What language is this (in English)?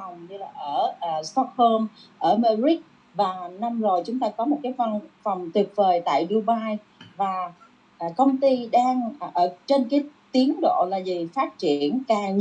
Vietnamese